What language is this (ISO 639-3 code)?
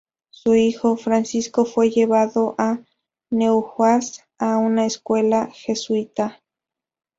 spa